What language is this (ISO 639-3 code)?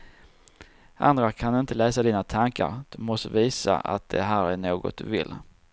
swe